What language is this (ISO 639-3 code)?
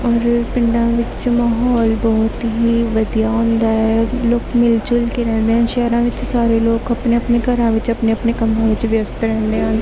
pan